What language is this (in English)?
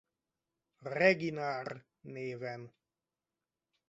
Hungarian